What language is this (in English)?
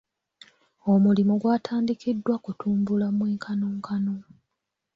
Ganda